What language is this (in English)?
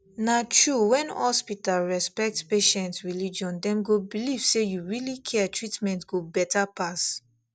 Nigerian Pidgin